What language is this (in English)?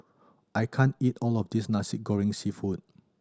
English